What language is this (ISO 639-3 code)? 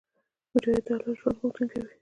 pus